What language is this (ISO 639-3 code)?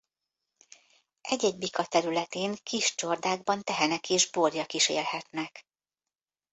hun